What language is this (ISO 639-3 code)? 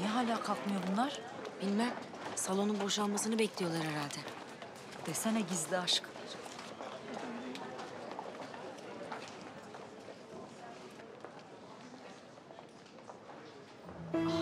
tur